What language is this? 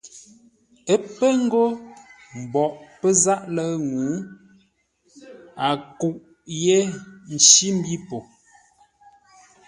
Ngombale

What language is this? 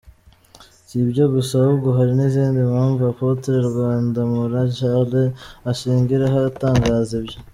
Kinyarwanda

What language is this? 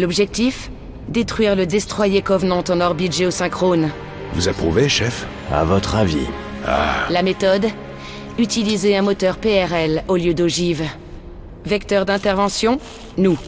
French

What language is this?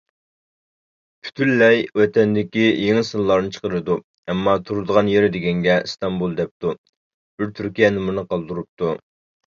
Uyghur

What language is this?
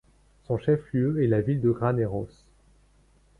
French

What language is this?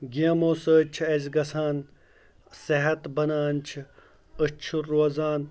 Kashmiri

